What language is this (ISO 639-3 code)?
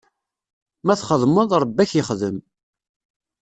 kab